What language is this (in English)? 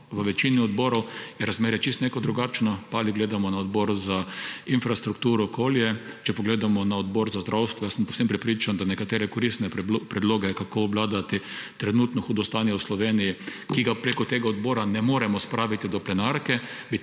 Slovenian